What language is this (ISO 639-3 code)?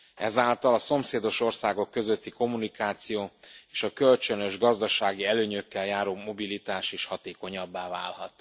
hun